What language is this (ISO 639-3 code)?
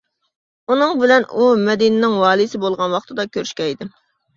uig